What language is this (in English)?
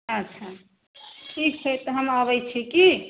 Maithili